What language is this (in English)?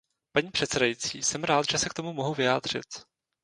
Czech